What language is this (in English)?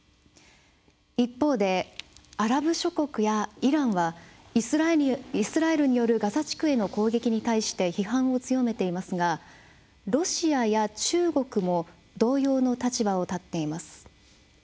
Japanese